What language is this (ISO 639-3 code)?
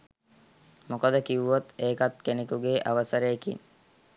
sin